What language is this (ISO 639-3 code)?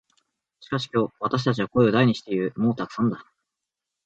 jpn